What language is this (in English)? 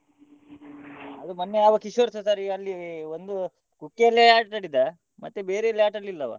Kannada